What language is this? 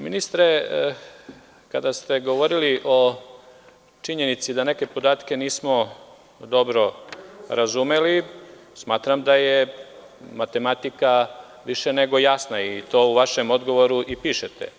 Serbian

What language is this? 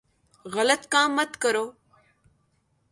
Urdu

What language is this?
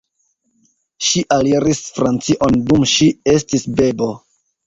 Esperanto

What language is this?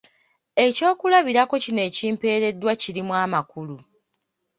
Ganda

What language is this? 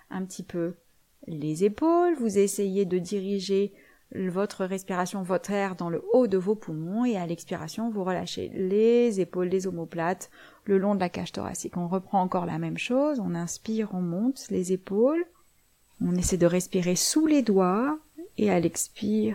French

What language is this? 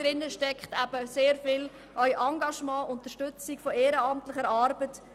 Swiss German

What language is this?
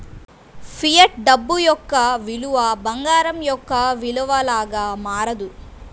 Telugu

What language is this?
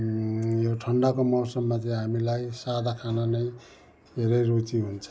Nepali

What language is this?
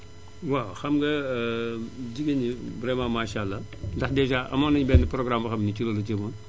Wolof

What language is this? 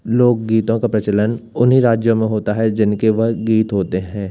Hindi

